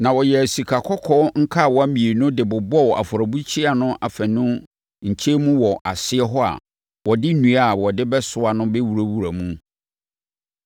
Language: Akan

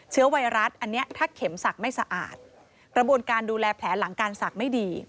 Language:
Thai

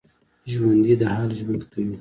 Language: Pashto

